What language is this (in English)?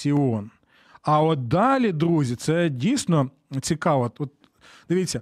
Ukrainian